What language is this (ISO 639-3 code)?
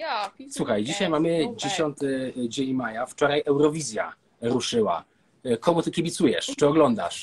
pol